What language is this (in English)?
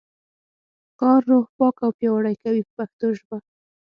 Pashto